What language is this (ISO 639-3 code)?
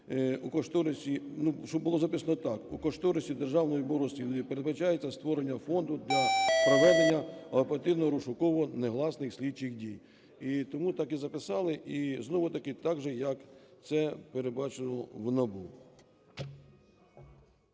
ukr